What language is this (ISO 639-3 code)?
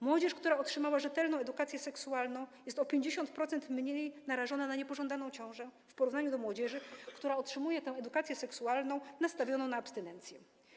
pol